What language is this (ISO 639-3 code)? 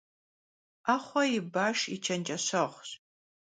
kbd